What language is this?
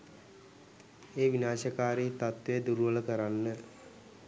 Sinhala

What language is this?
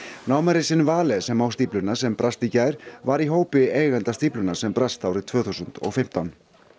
Icelandic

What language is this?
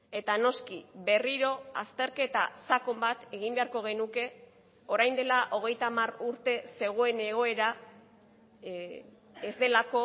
Basque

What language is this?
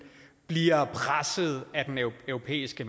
Danish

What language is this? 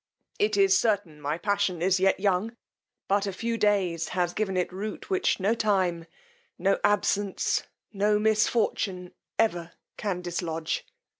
English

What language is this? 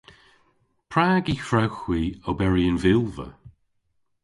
Cornish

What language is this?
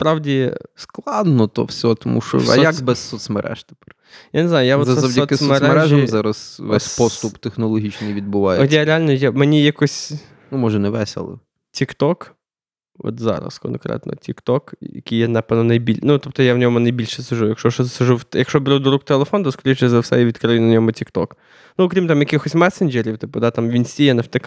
Ukrainian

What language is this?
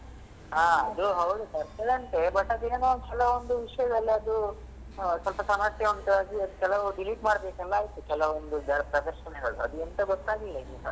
Kannada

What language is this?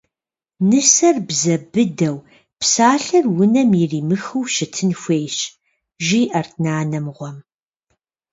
Kabardian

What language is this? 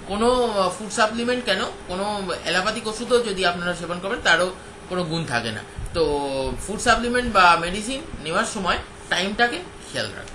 Hindi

